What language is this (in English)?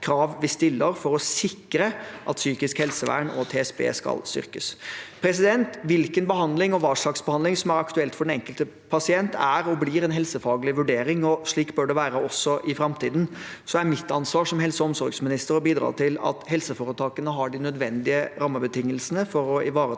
Norwegian